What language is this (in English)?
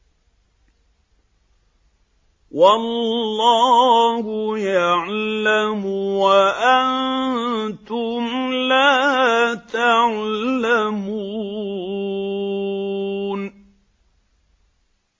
Arabic